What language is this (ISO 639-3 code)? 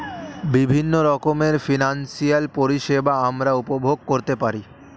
ben